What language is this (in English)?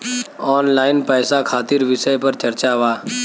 Bhojpuri